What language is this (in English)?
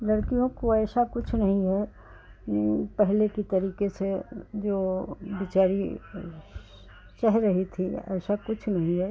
Hindi